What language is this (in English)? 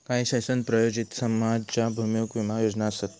Marathi